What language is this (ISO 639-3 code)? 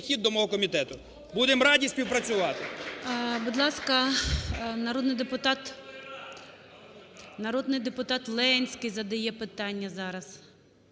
ukr